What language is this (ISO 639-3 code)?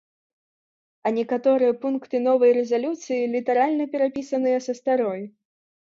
bel